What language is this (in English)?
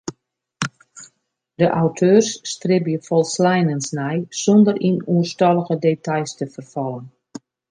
Western Frisian